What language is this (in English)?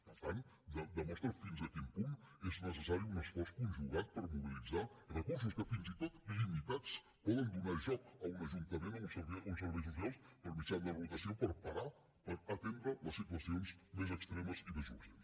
Catalan